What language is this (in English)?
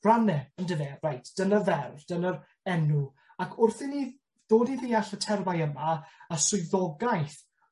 Welsh